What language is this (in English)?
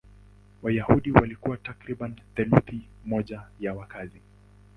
Swahili